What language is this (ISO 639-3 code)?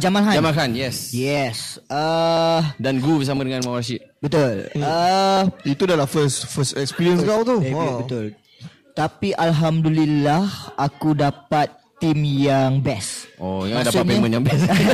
msa